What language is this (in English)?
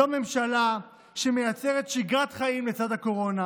Hebrew